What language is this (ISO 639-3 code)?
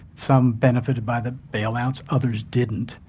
eng